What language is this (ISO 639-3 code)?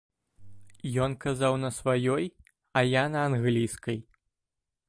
bel